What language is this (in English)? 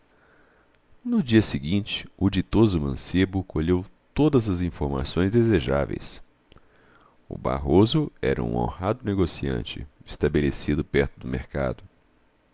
Portuguese